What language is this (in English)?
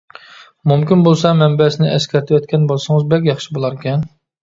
Uyghur